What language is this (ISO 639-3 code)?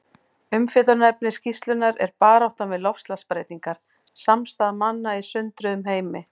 isl